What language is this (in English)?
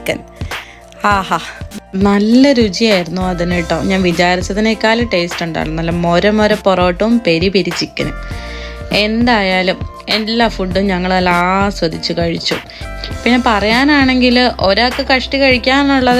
Malayalam